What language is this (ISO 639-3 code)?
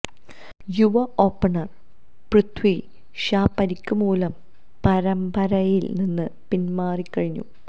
mal